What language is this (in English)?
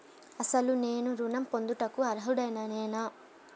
Telugu